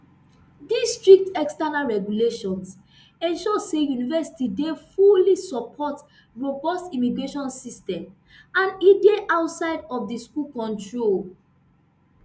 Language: Nigerian Pidgin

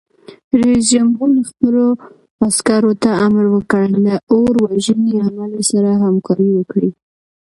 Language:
Pashto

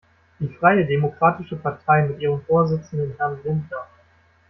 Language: German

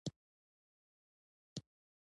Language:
Pashto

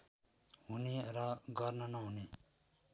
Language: Nepali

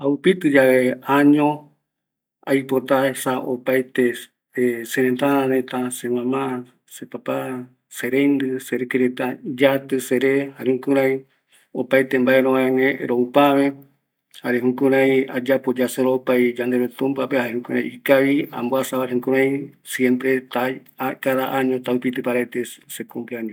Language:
Eastern Bolivian Guaraní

